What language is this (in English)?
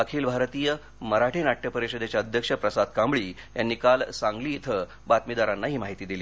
Marathi